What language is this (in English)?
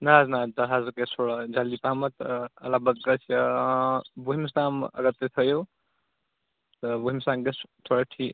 Kashmiri